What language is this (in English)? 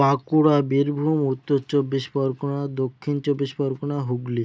Bangla